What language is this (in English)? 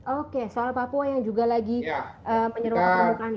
Indonesian